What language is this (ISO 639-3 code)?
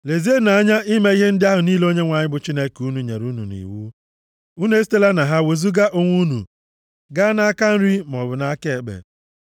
ibo